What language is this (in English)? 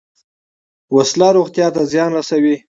Pashto